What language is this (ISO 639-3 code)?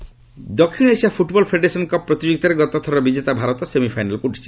ori